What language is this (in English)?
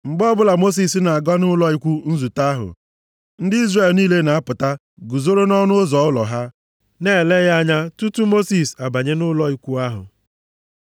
Igbo